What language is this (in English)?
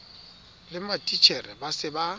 Southern Sotho